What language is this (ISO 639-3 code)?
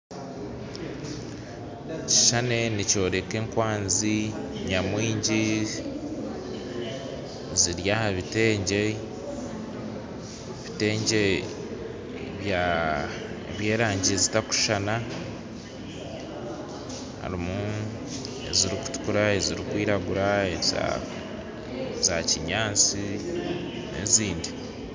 nyn